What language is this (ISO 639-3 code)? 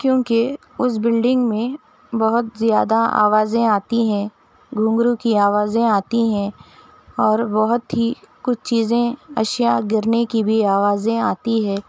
urd